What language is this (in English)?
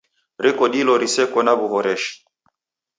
Taita